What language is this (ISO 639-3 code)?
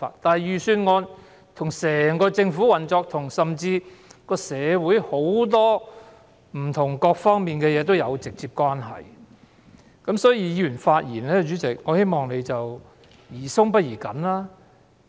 yue